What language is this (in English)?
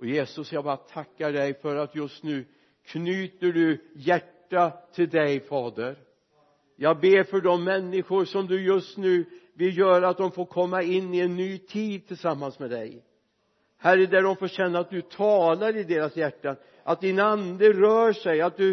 Swedish